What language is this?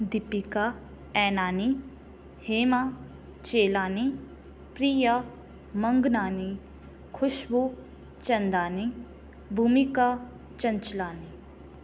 Sindhi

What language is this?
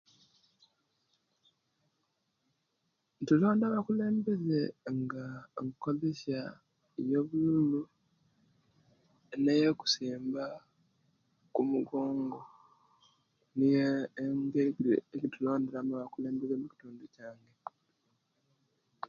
Kenyi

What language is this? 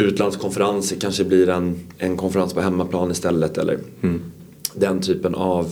Swedish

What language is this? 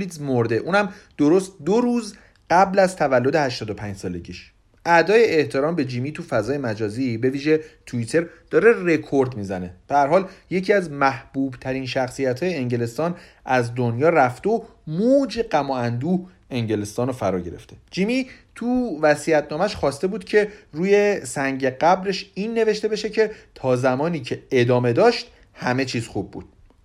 Persian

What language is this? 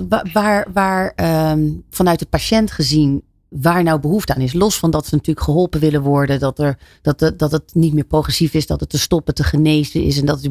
Dutch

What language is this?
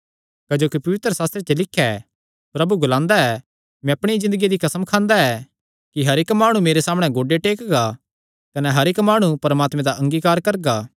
Kangri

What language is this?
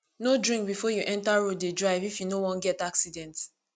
Nigerian Pidgin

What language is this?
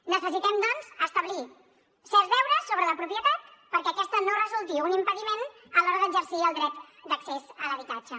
Catalan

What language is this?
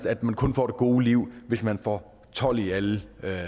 Danish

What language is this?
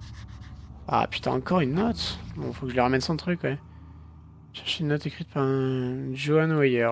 French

